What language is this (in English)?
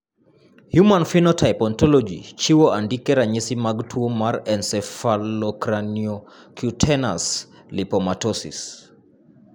Luo (Kenya and Tanzania)